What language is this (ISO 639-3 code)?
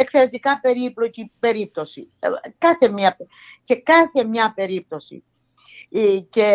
ell